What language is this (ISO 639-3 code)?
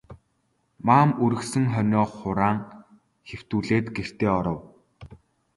mon